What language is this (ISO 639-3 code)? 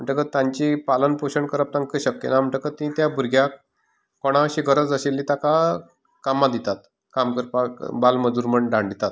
kok